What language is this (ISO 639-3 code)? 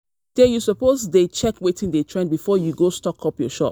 pcm